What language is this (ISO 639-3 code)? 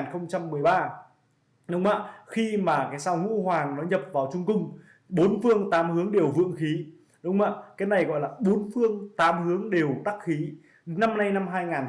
vie